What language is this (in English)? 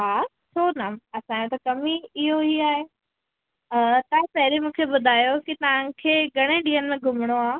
Sindhi